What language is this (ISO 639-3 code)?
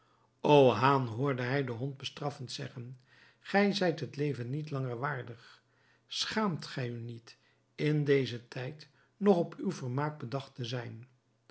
nld